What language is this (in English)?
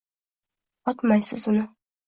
Uzbek